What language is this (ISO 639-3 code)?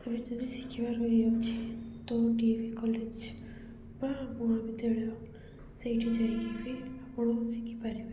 ori